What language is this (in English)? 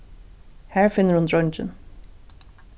Faroese